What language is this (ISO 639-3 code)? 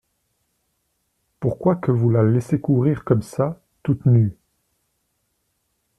fra